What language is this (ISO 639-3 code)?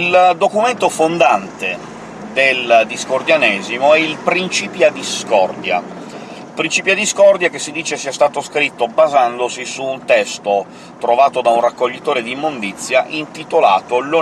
ita